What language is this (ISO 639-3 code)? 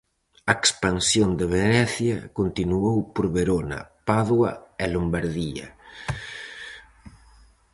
glg